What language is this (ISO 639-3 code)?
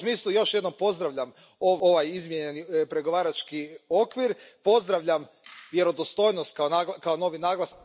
hrv